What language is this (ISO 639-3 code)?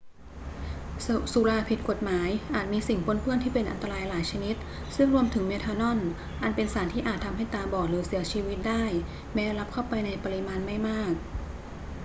tha